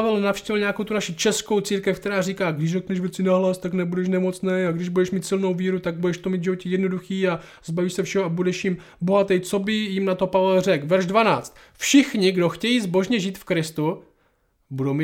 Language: Czech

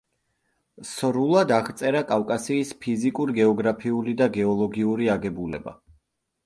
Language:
Georgian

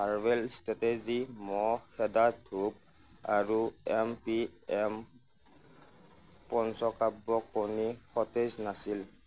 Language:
Assamese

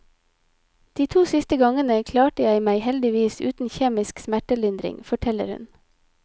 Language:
Norwegian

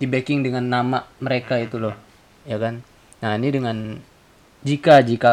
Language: Indonesian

